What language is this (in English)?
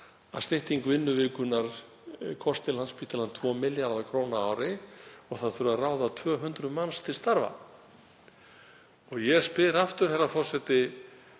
Icelandic